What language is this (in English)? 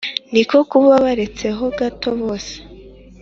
Kinyarwanda